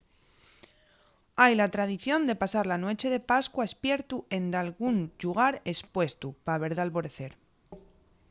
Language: Asturian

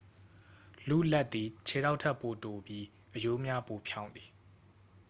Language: Burmese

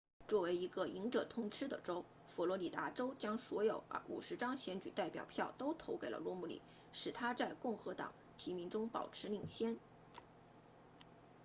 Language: Chinese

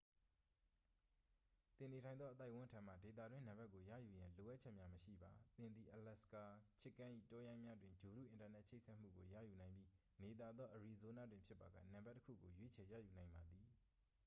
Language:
Burmese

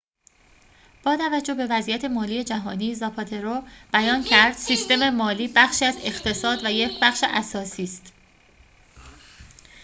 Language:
Persian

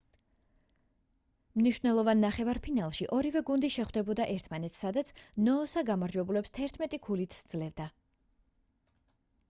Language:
Georgian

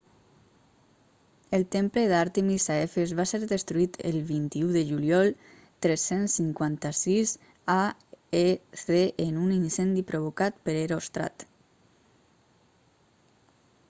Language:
Catalan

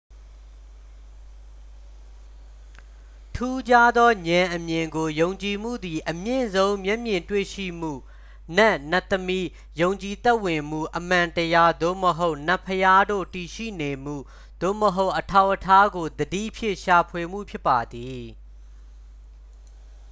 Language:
Burmese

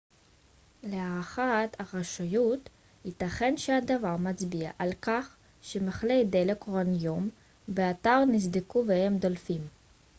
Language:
Hebrew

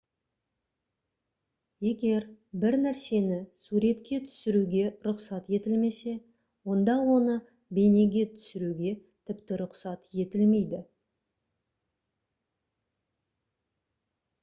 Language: Kazakh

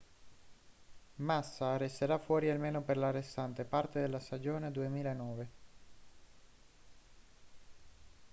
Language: Italian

